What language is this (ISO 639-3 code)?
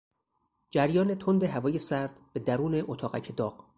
fas